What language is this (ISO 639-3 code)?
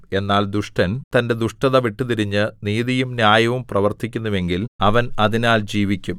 mal